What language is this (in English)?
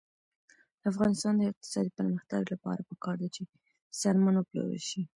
Pashto